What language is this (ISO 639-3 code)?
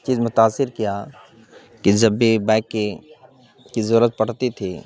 urd